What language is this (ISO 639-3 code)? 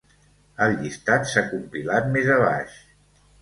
cat